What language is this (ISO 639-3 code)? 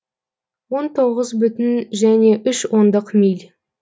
kaz